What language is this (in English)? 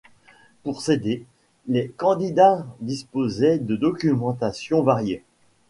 French